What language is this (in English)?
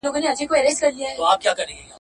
Pashto